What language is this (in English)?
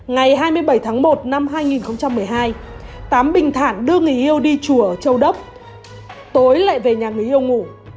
Vietnamese